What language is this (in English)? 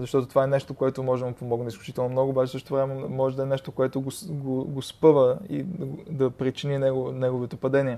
Bulgarian